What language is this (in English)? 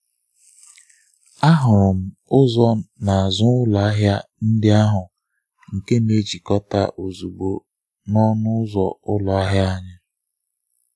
Igbo